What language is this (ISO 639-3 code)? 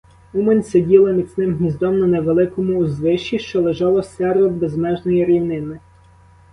ukr